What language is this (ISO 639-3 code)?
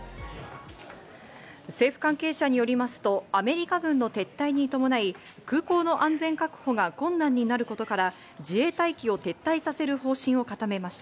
jpn